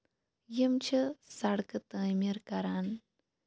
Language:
Kashmiri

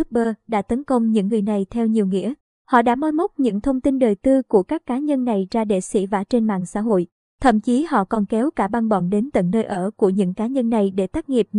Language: Vietnamese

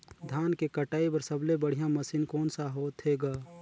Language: Chhattisgarhi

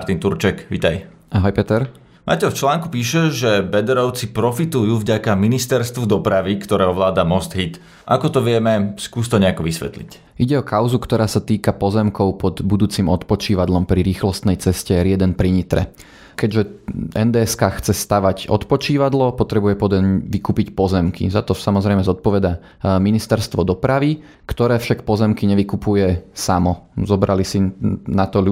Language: Slovak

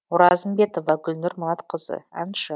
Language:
Kazakh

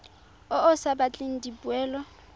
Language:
Tswana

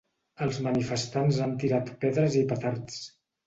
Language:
Catalan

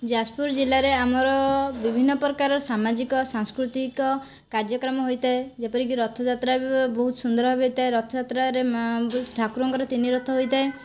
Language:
Odia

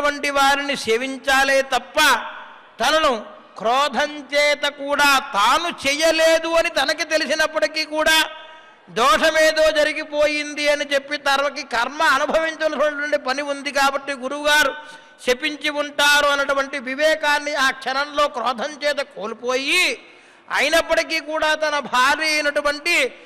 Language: Telugu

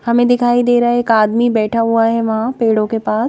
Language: Hindi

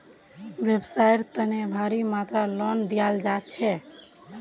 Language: Magahi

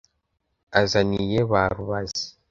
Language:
Kinyarwanda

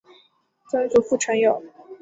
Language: Chinese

